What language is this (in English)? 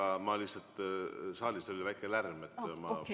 Estonian